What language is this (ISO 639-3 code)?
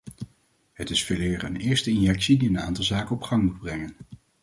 nld